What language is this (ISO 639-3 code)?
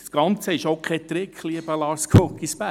gsw